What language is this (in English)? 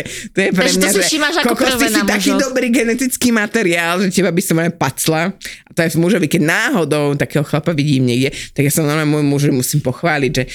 Slovak